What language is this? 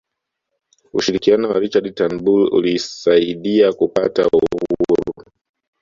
Swahili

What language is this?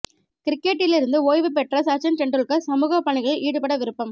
Tamil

